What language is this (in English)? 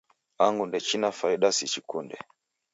Taita